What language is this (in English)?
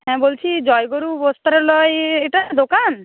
Bangla